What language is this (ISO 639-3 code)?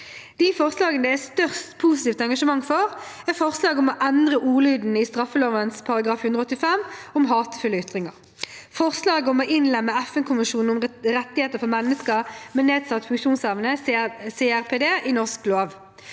nor